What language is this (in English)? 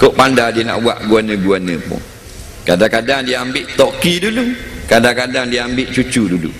Malay